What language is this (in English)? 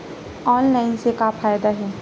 Chhattisgarhi